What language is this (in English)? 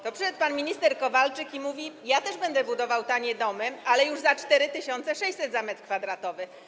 Polish